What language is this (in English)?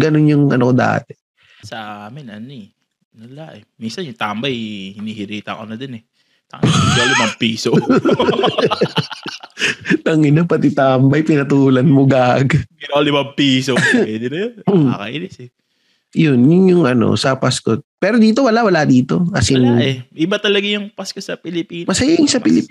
Filipino